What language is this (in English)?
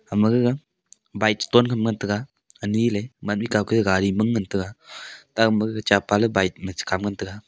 Wancho Naga